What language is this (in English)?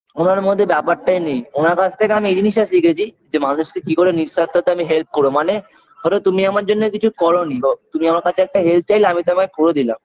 Bangla